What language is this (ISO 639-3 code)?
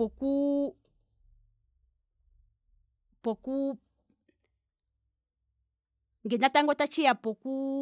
kwm